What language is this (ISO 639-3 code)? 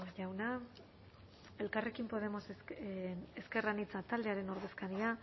eus